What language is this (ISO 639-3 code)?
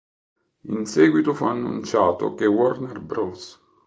ita